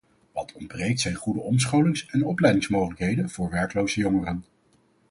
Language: Dutch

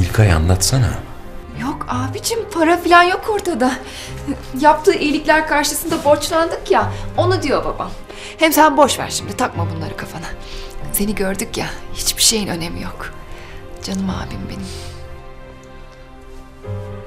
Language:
Turkish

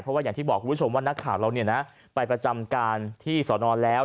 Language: Thai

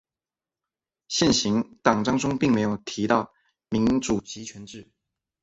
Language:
Chinese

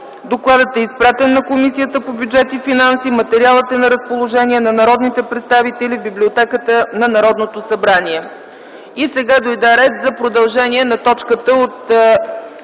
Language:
Bulgarian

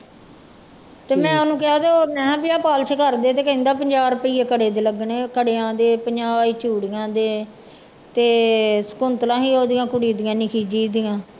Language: Punjabi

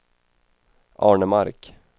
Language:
Swedish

